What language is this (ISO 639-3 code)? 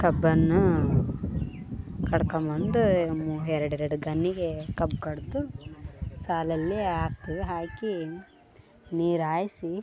kan